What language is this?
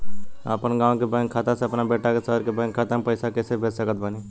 Bhojpuri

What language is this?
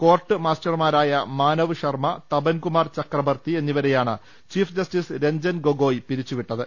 Malayalam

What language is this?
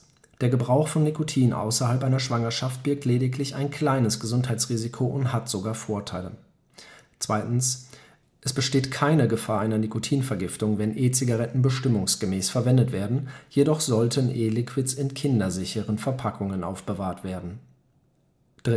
German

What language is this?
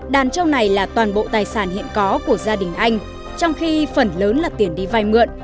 Vietnamese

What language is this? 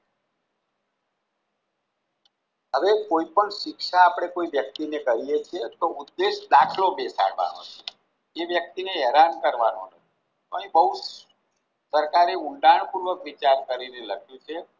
Gujarati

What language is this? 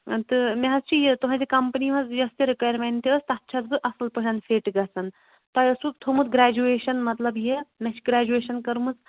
Kashmiri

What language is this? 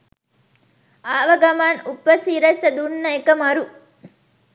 Sinhala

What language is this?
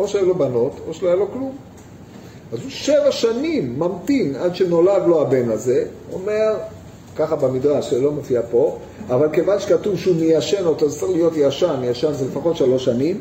Hebrew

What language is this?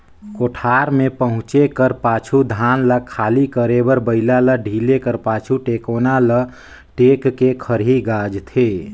Chhattisgarhi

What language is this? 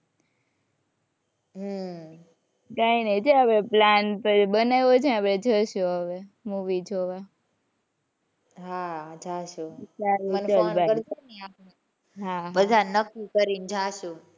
Gujarati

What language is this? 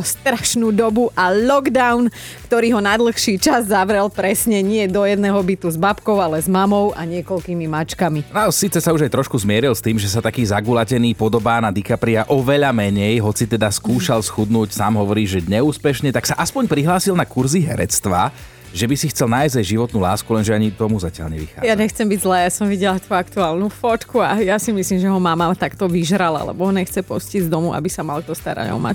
Slovak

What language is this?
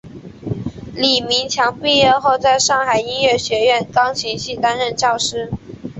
Chinese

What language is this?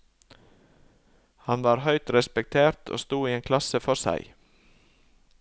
Norwegian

